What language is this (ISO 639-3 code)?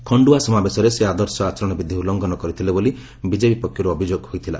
ori